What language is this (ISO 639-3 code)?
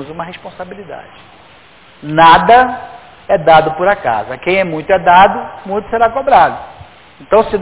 por